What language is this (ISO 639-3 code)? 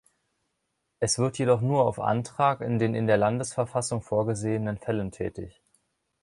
deu